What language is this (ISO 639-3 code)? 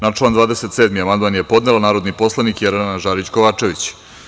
srp